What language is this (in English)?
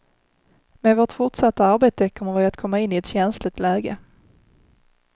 Swedish